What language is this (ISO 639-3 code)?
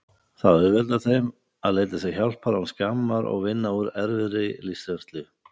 isl